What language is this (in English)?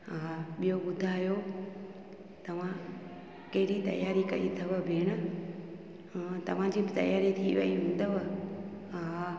Sindhi